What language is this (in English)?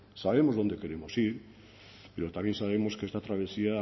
Spanish